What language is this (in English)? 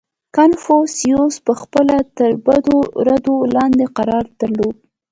Pashto